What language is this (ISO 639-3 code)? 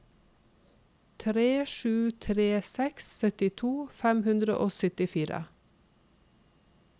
nor